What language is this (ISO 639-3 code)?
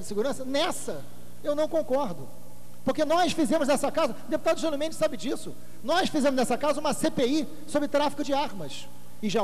por